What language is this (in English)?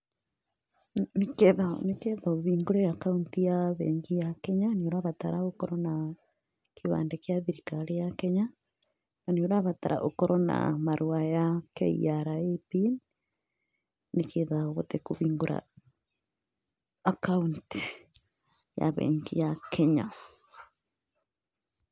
Kikuyu